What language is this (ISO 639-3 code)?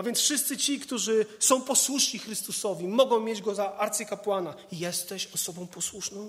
pol